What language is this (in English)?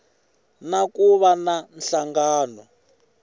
Tsonga